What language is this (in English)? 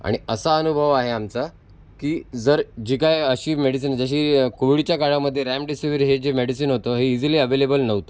Marathi